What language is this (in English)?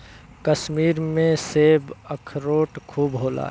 Bhojpuri